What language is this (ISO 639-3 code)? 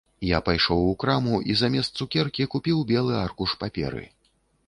bel